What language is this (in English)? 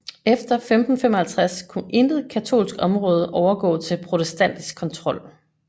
Danish